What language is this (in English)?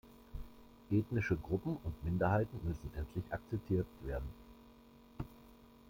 German